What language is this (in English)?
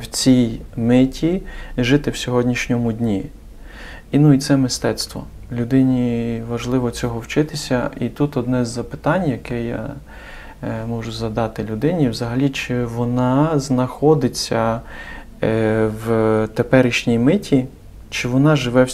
Ukrainian